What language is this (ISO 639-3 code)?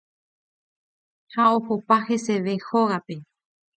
grn